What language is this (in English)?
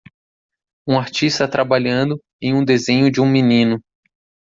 Portuguese